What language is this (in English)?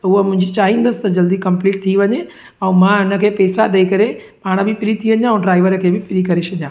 Sindhi